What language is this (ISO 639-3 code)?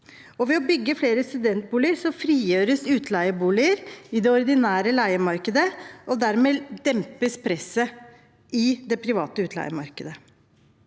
nor